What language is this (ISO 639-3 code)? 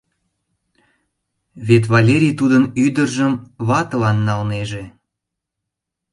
chm